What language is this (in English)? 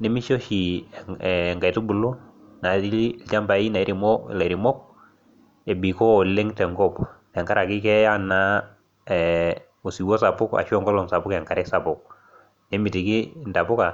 Masai